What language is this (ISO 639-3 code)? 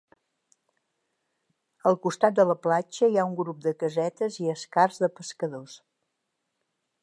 cat